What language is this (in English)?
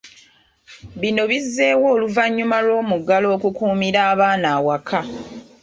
Ganda